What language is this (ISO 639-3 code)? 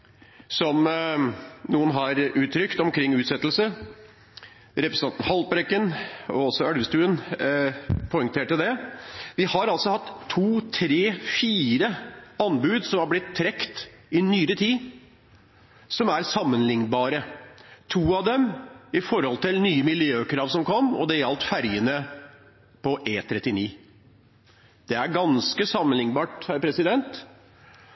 nob